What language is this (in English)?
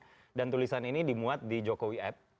Indonesian